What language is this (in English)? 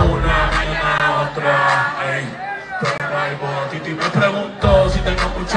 Italian